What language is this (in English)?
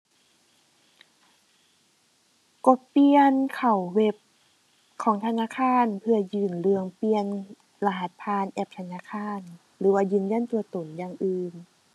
Thai